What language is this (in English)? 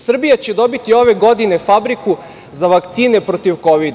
Serbian